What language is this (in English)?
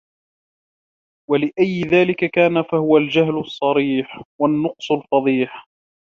Arabic